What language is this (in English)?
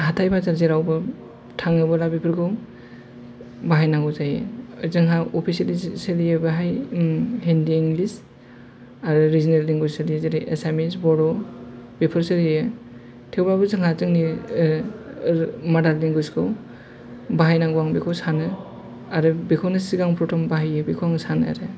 Bodo